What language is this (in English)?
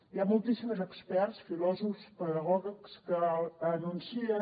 Catalan